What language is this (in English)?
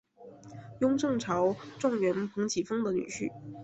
Chinese